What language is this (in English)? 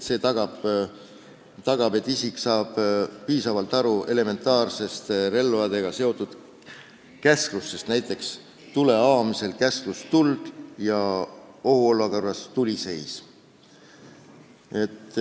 Estonian